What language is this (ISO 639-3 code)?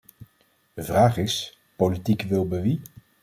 nld